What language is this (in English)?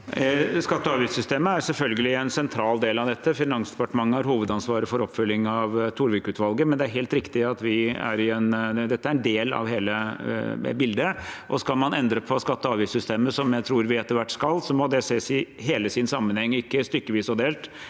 Norwegian